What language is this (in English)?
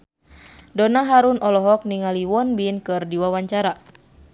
Sundanese